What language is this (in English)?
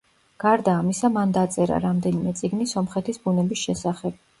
Georgian